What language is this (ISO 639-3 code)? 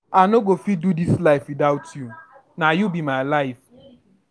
pcm